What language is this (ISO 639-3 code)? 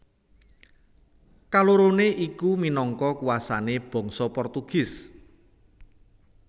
jav